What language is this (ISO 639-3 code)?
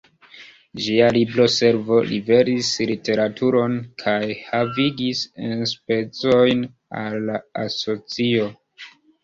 epo